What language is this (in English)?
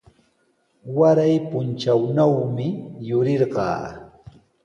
Sihuas Ancash Quechua